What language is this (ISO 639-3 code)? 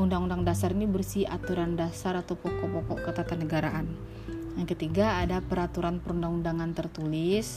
ind